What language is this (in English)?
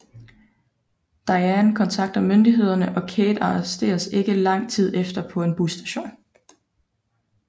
Danish